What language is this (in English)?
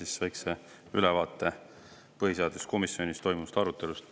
Estonian